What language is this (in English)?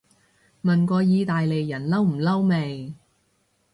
Cantonese